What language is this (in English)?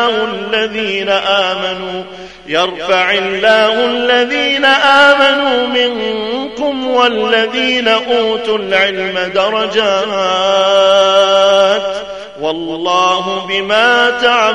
Arabic